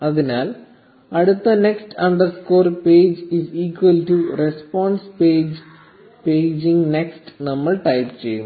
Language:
Malayalam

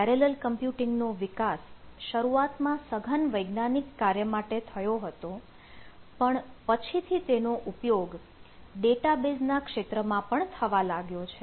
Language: Gujarati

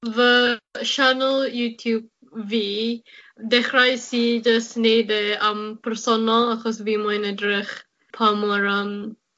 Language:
Welsh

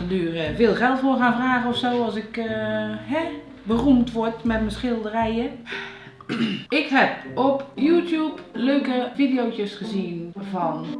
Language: Dutch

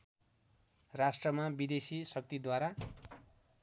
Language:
Nepali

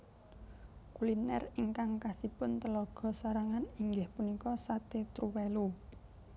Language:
Javanese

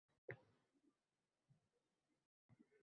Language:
Uzbek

